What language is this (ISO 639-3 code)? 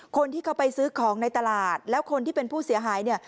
tha